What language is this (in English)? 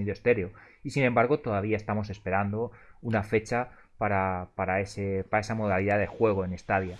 Spanish